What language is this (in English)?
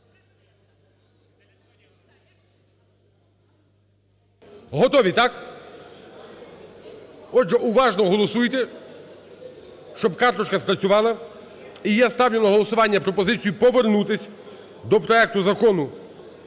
Ukrainian